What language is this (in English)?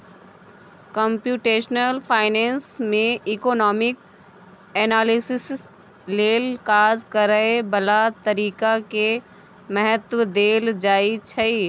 Maithili